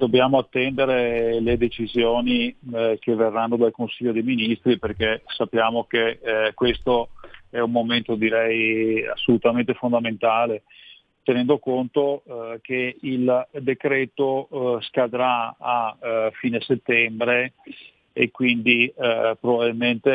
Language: Italian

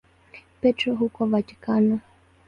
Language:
Swahili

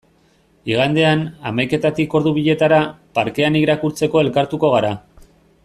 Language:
Basque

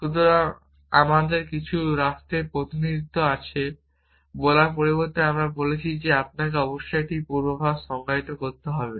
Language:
Bangla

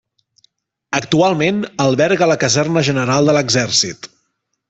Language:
Catalan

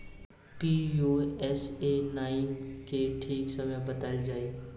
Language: Bhojpuri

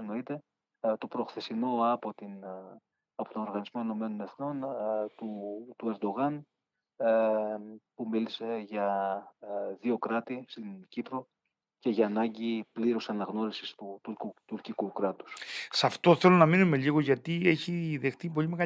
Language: Greek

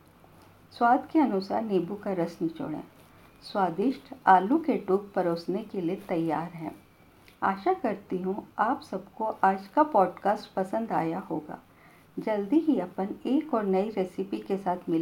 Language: Hindi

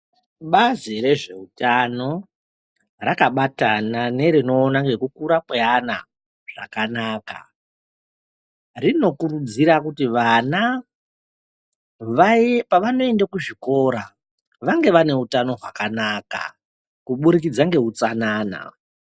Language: Ndau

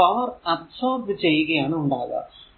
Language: Malayalam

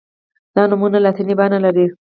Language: Pashto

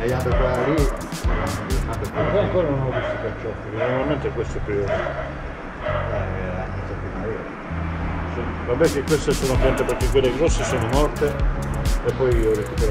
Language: Italian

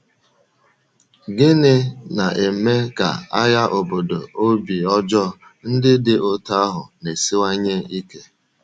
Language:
Igbo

